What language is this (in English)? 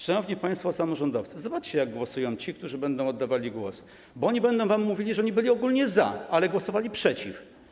Polish